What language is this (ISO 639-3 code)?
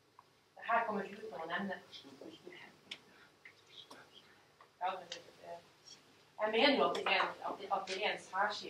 nor